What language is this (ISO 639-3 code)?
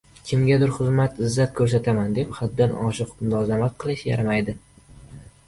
uzb